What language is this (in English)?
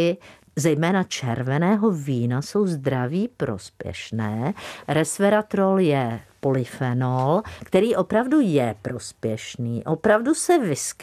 Czech